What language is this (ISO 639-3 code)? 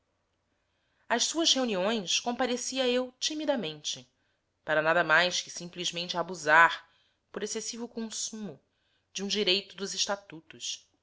por